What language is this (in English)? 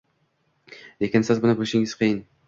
Uzbek